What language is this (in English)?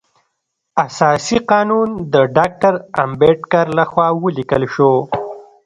Pashto